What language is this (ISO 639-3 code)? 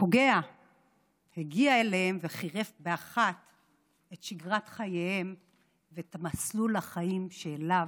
heb